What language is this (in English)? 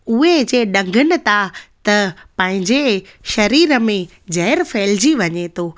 Sindhi